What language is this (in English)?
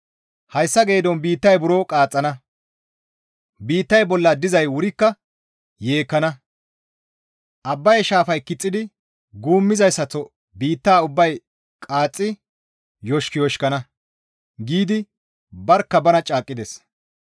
Gamo